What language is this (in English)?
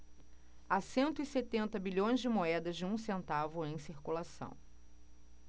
Portuguese